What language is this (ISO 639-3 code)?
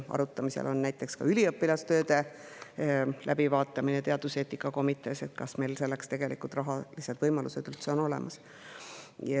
est